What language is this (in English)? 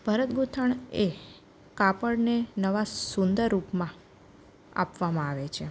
Gujarati